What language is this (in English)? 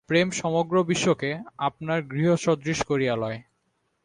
Bangla